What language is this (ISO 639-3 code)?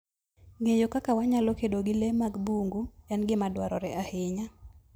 luo